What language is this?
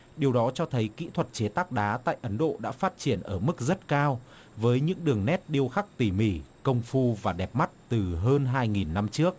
Vietnamese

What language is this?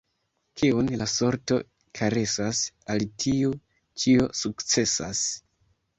Esperanto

